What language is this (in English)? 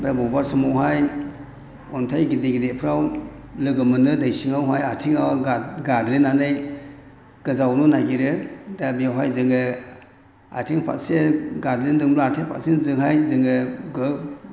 Bodo